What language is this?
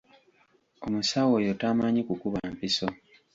Ganda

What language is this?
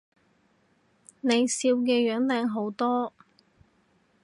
Cantonese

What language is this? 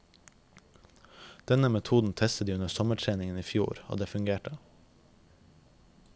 Norwegian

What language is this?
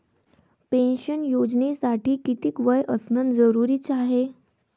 Marathi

